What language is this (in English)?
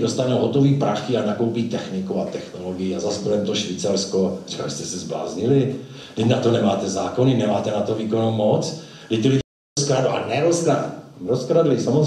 Czech